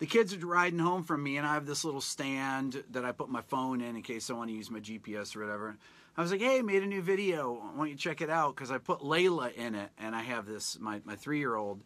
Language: English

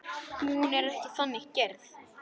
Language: Icelandic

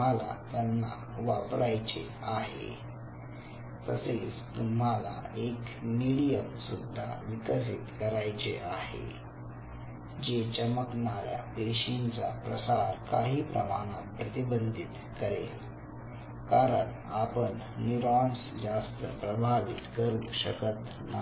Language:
Marathi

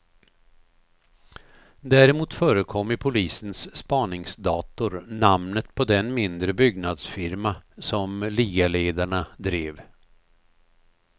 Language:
Swedish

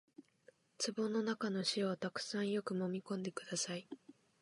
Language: Japanese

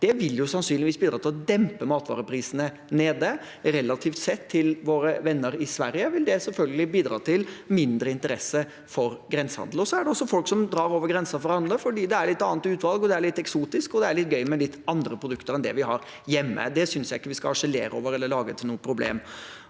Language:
Norwegian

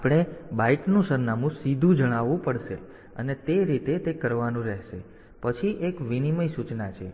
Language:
Gujarati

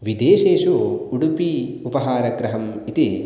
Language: Sanskrit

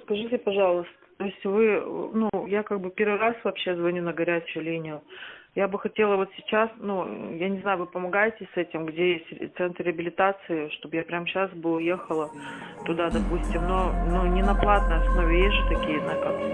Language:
Russian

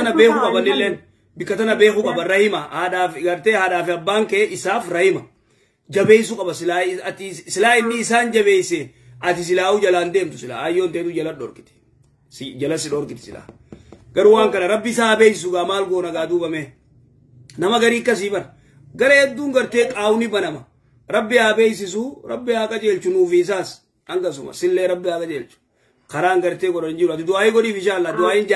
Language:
Arabic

